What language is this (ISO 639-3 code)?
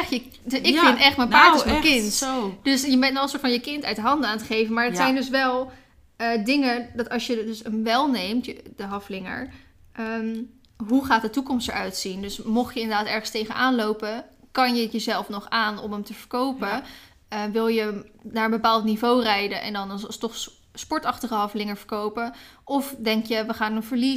nld